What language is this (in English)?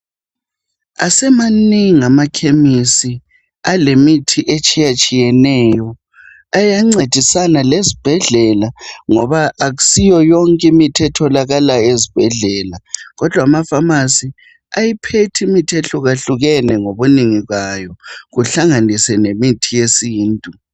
North Ndebele